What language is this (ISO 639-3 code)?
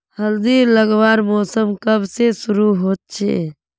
mag